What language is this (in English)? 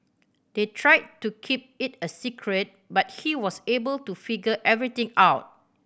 English